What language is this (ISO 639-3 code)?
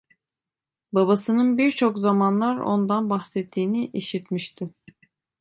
tur